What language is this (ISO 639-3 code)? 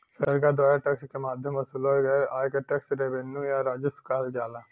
bho